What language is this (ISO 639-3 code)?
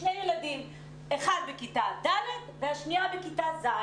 heb